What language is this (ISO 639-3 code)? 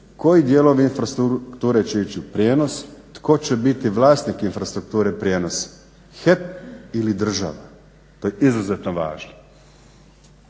hrv